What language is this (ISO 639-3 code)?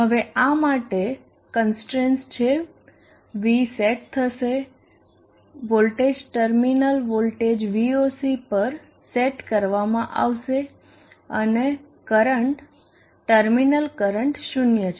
guj